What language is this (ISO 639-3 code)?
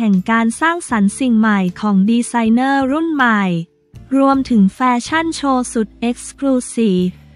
tha